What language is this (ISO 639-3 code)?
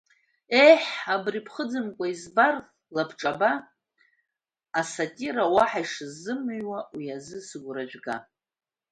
abk